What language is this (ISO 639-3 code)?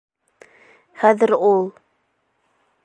bak